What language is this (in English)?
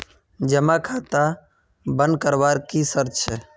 Magahi